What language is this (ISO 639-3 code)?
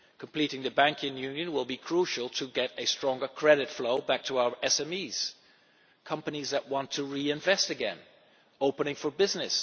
eng